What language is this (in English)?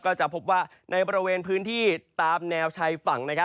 Thai